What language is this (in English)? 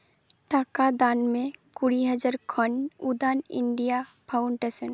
Santali